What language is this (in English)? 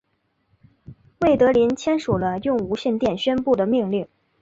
Chinese